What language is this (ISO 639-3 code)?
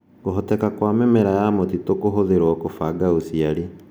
kik